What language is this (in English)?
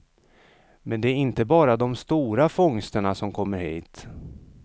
Swedish